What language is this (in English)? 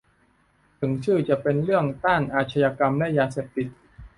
Thai